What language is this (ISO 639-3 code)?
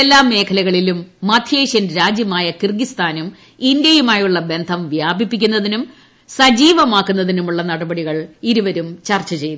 mal